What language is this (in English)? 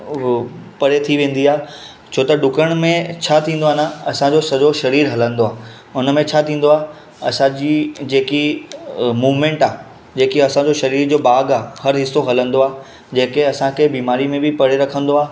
Sindhi